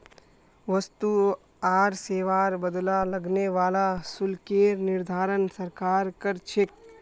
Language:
Magahi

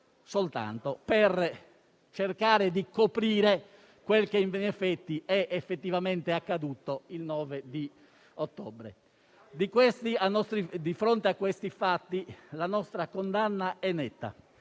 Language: Italian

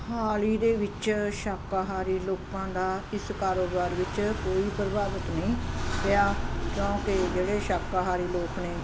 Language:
Punjabi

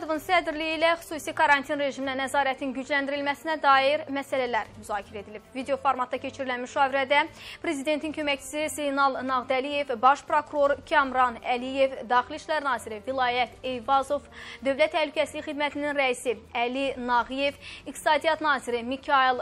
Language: Turkish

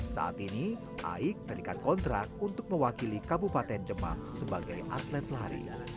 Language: Indonesian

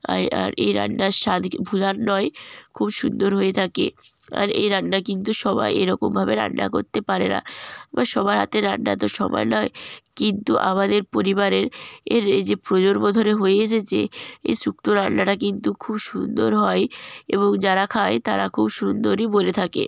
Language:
Bangla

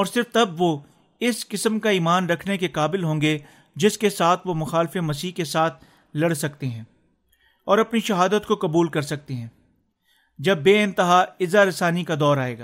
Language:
Urdu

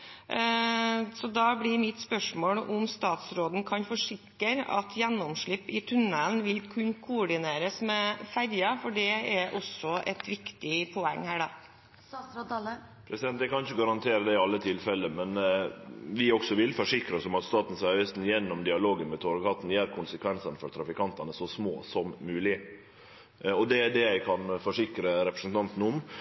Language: Norwegian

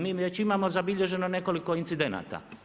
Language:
Croatian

